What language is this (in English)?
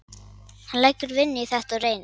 Icelandic